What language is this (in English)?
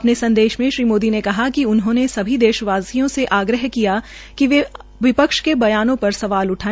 Hindi